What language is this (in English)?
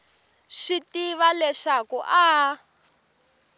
Tsonga